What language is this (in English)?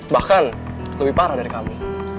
Indonesian